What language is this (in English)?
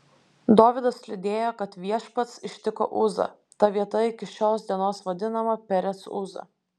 Lithuanian